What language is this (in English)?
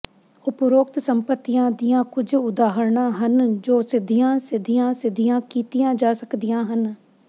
Punjabi